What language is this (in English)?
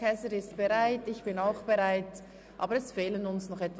Swiss German